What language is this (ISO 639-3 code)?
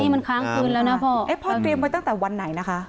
tha